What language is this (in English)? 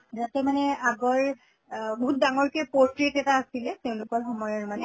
Assamese